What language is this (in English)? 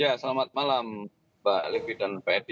Indonesian